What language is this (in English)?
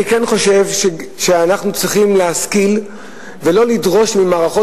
Hebrew